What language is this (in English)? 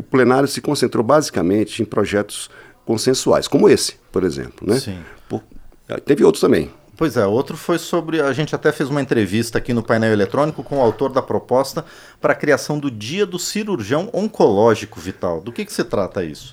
Portuguese